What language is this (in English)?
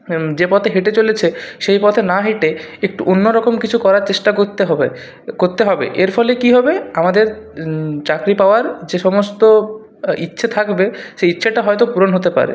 Bangla